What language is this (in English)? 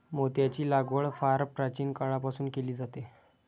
Marathi